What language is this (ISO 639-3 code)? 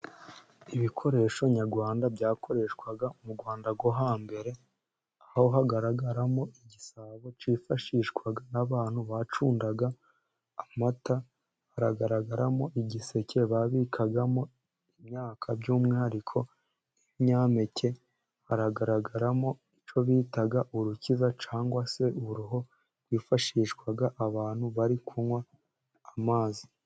kin